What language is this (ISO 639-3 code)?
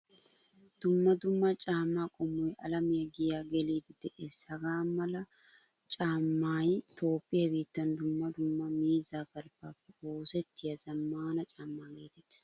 wal